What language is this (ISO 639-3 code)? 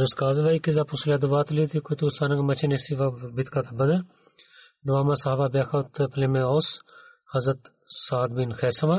bul